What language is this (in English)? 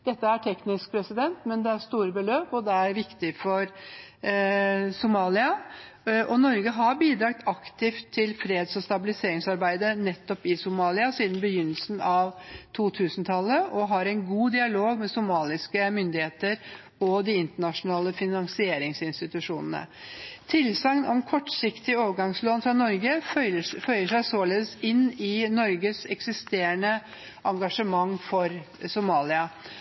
Norwegian Bokmål